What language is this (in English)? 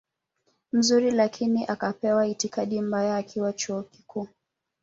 Swahili